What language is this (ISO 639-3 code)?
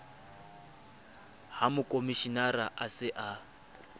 sot